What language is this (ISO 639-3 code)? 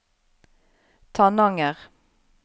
nor